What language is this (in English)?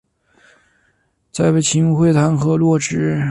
Chinese